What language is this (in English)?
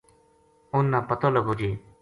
Gujari